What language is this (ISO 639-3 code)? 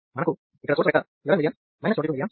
tel